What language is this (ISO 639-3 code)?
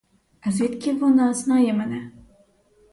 ukr